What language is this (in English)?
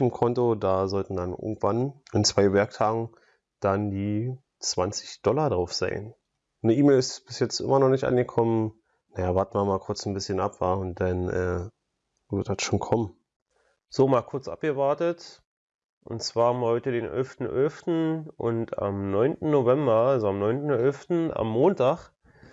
German